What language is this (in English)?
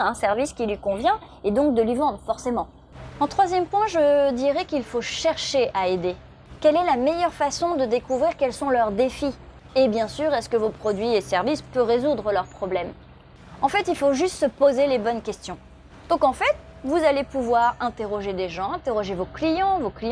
French